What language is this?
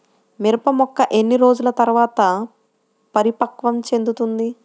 Telugu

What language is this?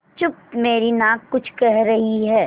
Hindi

